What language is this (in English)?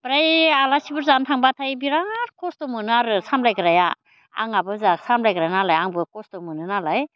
Bodo